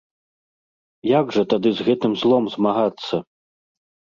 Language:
Belarusian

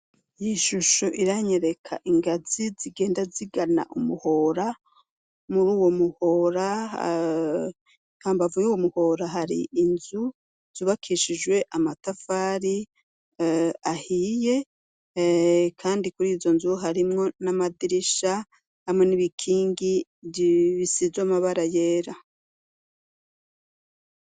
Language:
Rundi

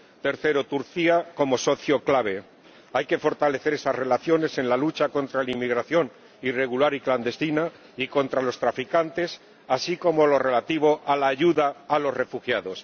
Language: Spanish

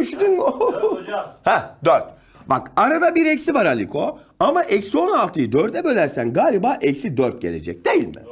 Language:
Turkish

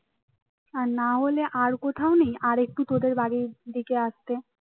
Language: Bangla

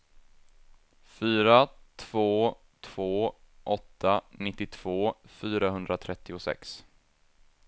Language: Swedish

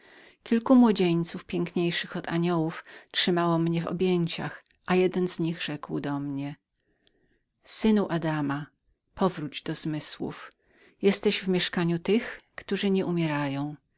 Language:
Polish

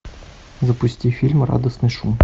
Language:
Russian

